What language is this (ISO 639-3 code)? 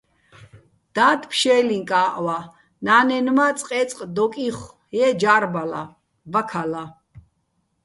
bbl